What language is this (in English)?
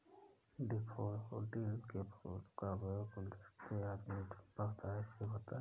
Hindi